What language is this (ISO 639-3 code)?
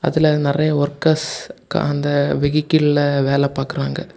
tam